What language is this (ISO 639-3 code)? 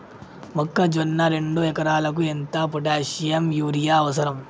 tel